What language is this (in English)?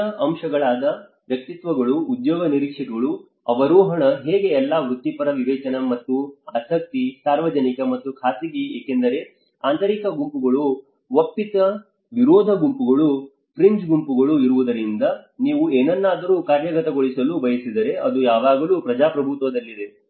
Kannada